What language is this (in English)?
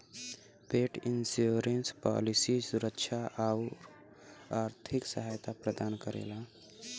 Bhojpuri